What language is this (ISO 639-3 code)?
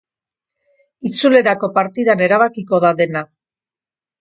eus